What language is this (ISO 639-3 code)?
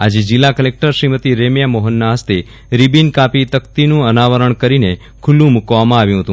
guj